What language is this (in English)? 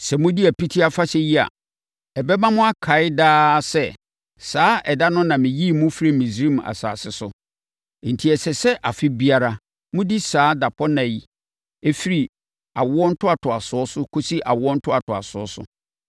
Akan